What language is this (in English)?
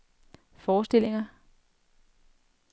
Danish